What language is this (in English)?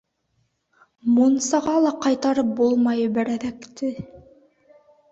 Bashkir